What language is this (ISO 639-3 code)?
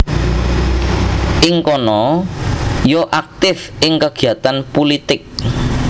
jav